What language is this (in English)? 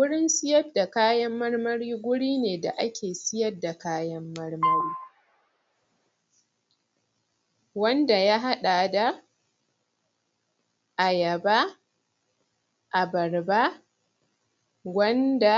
Hausa